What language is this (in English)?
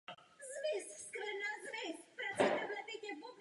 Czech